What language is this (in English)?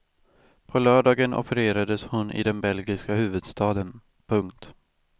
Swedish